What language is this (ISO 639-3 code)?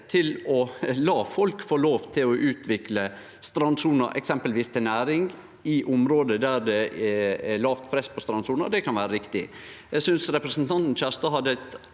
nor